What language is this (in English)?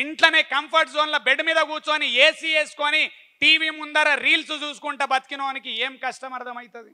Telugu